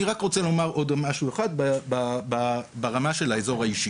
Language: Hebrew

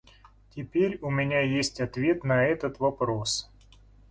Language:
Russian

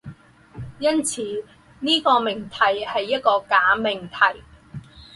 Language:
Chinese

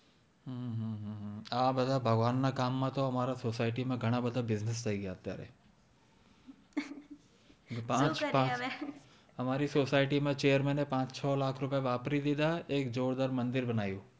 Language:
Gujarati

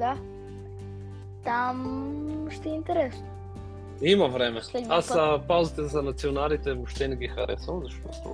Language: Bulgarian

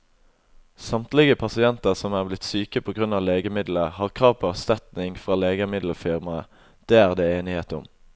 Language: Norwegian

